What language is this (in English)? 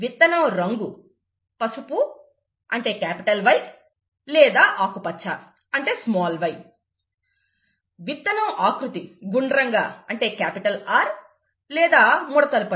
Telugu